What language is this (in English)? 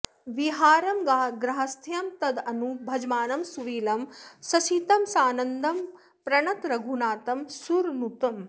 Sanskrit